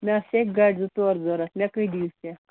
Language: Kashmiri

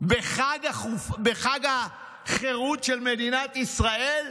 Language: Hebrew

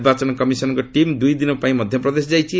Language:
Odia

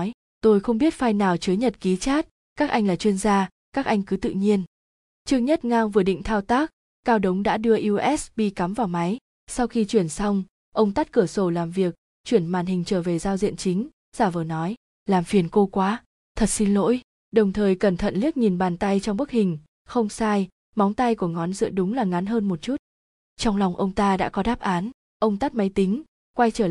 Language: Vietnamese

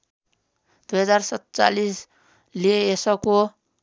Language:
Nepali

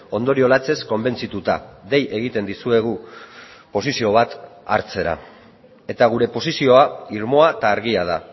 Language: Basque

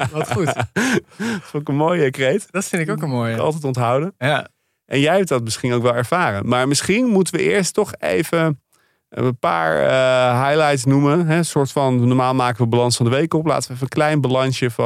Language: Dutch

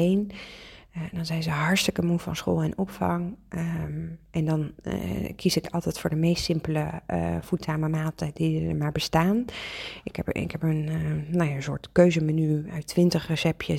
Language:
Dutch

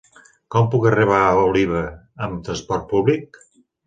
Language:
Catalan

